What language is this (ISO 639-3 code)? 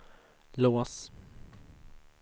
swe